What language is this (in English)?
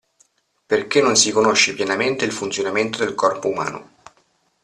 Italian